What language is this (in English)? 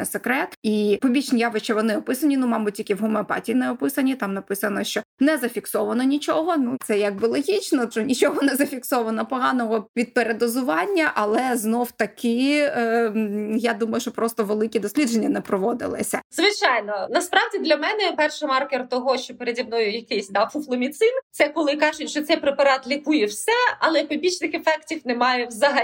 Ukrainian